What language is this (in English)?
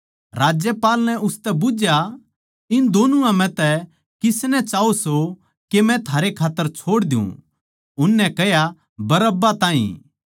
Haryanvi